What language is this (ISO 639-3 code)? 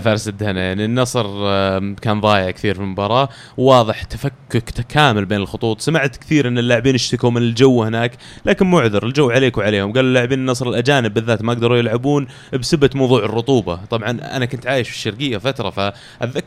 ara